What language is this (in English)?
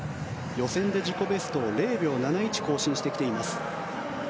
Japanese